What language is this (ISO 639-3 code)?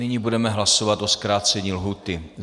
ces